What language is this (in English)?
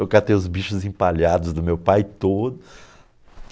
Portuguese